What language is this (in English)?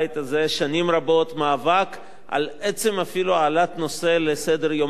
Hebrew